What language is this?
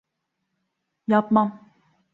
Turkish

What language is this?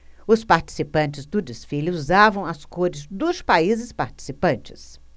Portuguese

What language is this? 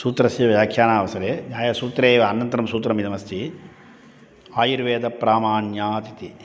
Sanskrit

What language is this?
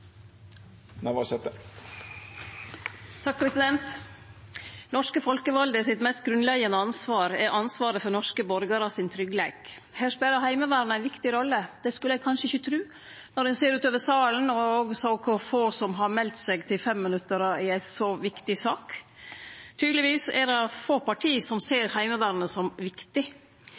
Norwegian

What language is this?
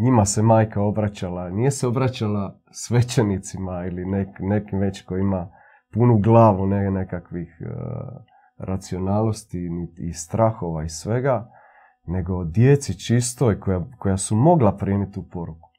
Croatian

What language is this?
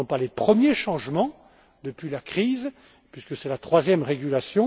French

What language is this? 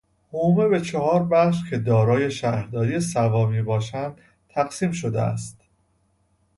Persian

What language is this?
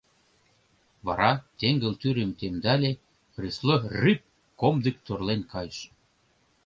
Mari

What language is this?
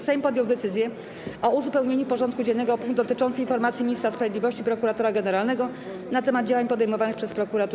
Polish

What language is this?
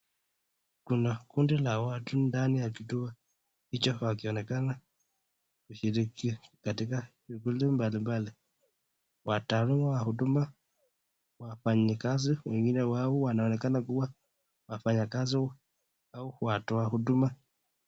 Swahili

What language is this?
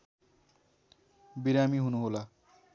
Nepali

